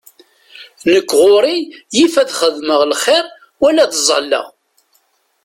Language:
Kabyle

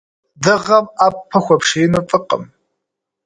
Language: Kabardian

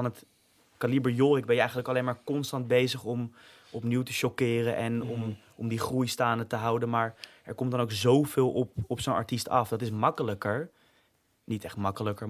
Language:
Dutch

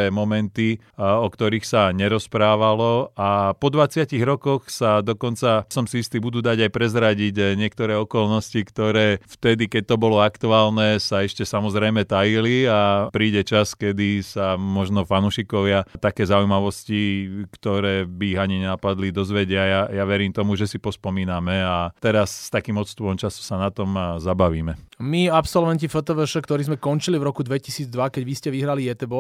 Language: Slovak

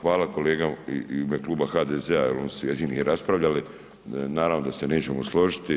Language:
Croatian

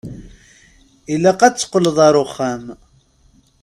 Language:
Kabyle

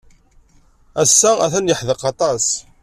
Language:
Kabyle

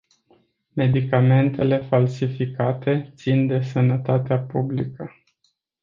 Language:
Romanian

